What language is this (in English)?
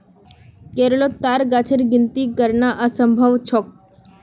Magahi